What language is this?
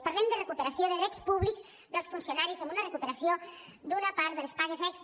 Catalan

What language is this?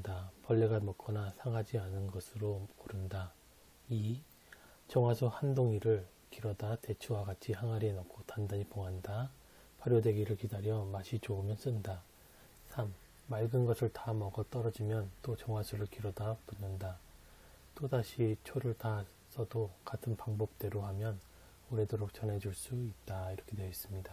Korean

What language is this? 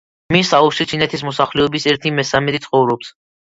Georgian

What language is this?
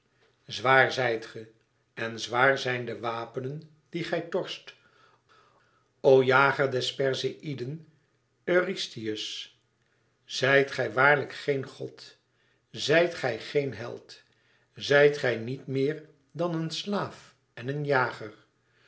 Dutch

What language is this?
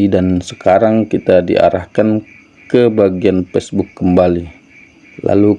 Indonesian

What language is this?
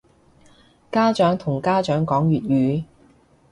Cantonese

